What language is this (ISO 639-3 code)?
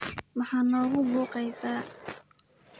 som